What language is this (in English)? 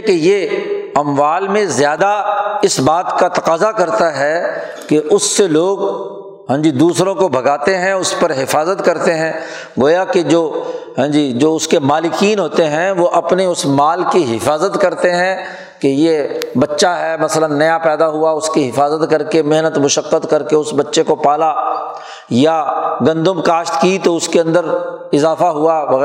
Urdu